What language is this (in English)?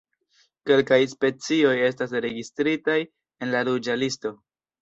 Esperanto